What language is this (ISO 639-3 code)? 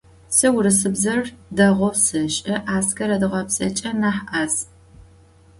ady